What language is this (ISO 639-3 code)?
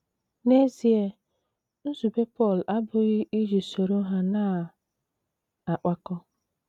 ibo